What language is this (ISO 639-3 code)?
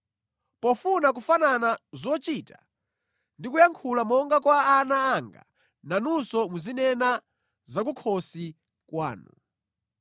nya